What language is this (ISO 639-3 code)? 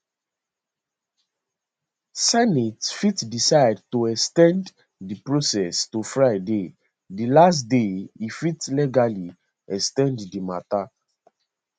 pcm